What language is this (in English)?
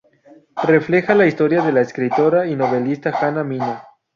Spanish